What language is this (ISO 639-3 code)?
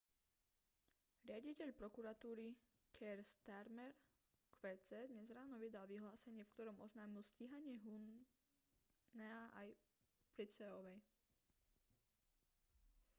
slk